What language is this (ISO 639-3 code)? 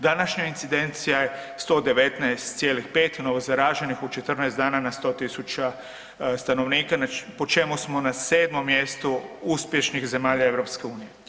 hrv